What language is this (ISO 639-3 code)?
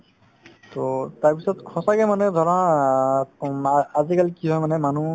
asm